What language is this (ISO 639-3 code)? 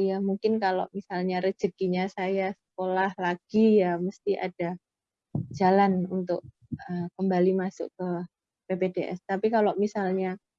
ind